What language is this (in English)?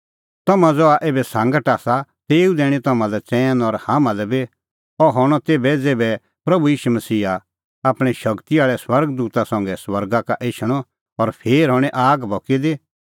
Kullu Pahari